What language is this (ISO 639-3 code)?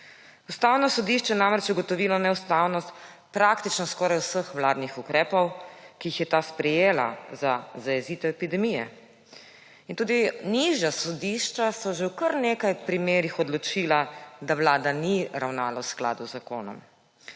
slv